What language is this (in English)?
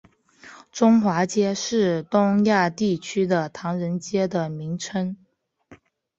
Chinese